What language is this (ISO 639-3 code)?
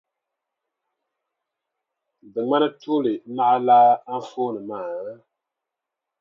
dag